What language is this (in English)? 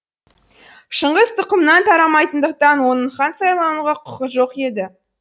Kazakh